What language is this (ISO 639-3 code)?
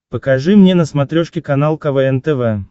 rus